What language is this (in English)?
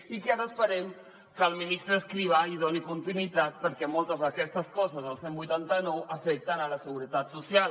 Catalan